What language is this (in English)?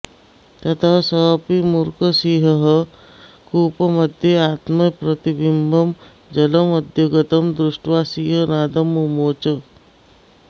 Sanskrit